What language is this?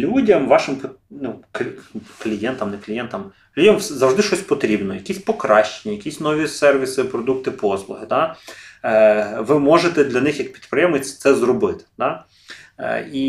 Ukrainian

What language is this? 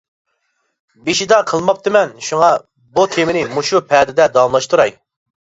Uyghur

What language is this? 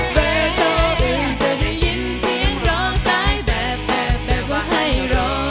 Thai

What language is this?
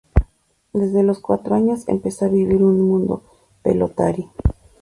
Spanish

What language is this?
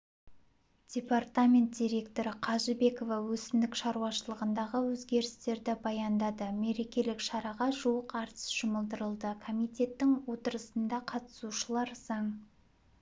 Kazakh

